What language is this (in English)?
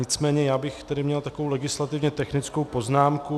Czech